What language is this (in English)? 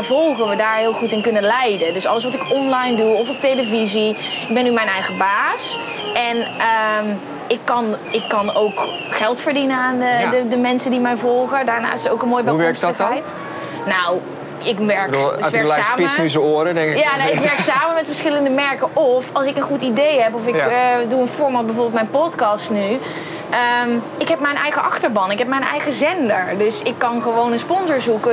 Dutch